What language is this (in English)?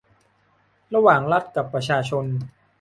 Thai